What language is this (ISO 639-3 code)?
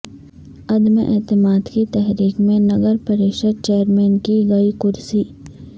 urd